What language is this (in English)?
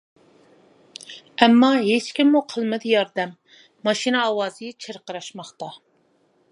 Uyghur